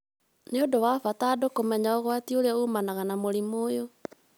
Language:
Kikuyu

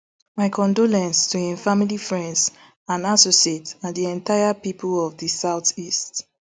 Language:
Nigerian Pidgin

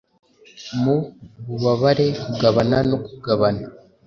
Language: Kinyarwanda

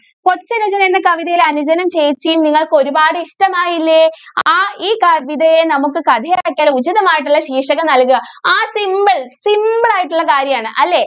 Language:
Malayalam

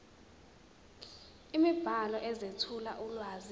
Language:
Zulu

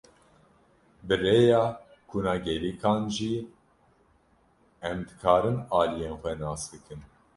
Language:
Kurdish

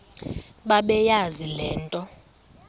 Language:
Xhosa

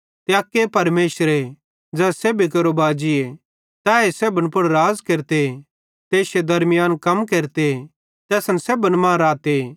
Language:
Bhadrawahi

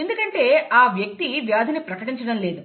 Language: Telugu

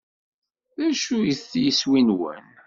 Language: Kabyle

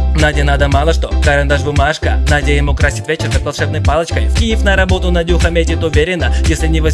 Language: Russian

